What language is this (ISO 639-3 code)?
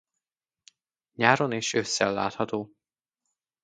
hun